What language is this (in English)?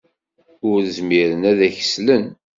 Kabyle